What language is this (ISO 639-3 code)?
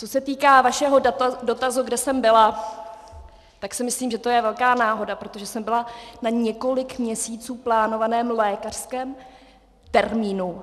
ces